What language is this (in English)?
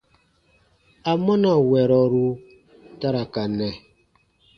Baatonum